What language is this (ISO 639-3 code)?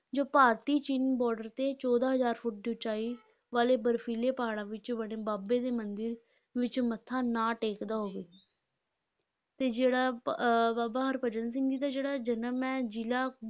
pan